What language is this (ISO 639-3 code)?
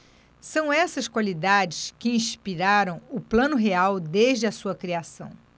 por